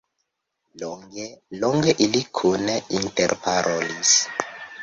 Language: Esperanto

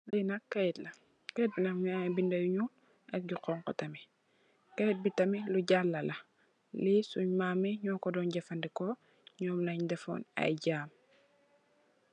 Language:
Wolof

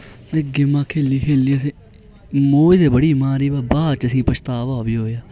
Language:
Dogri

